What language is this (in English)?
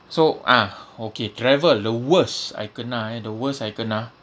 English